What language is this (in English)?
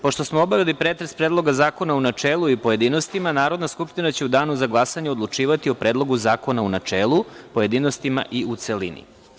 Serbian